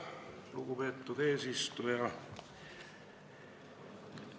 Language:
Estonian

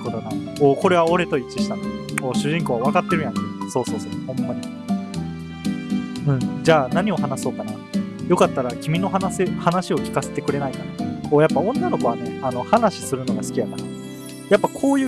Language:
Japanese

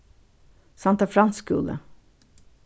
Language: Faroese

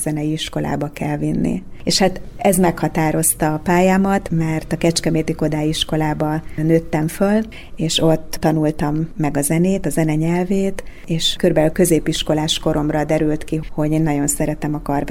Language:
Hungarian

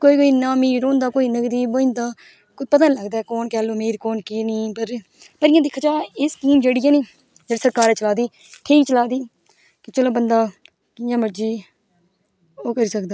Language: Dogri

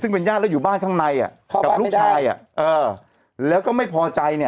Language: Thai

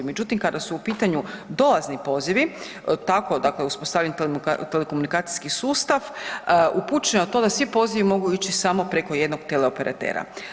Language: Croatian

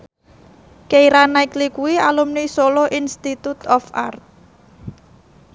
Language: Javanese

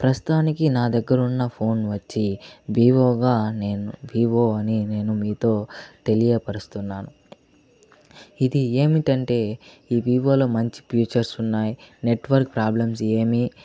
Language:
Telugu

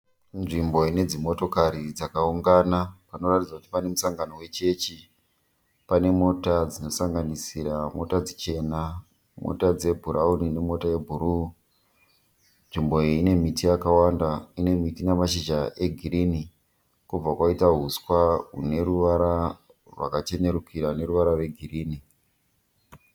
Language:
Shona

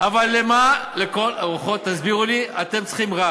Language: Hebrew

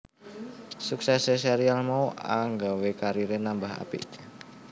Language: Javanese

